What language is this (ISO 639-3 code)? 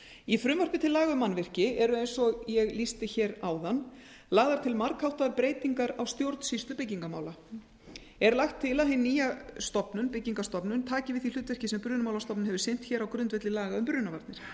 isl